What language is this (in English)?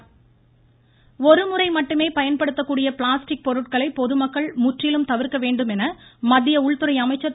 Tamil